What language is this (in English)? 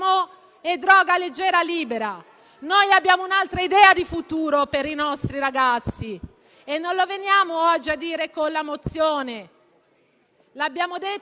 Italian